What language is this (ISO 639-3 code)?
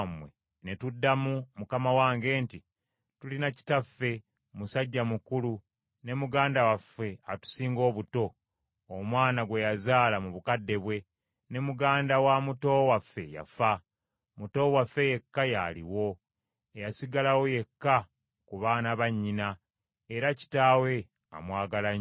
lug